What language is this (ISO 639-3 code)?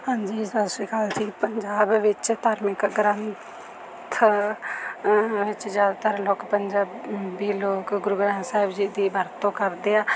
pan